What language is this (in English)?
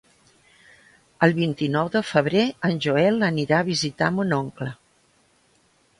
Catalan